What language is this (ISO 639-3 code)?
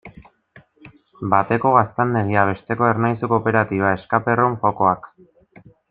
eus